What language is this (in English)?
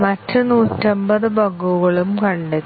Malayalam